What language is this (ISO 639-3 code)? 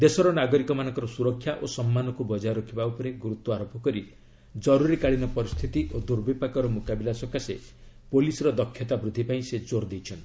ori